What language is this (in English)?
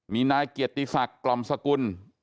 Thai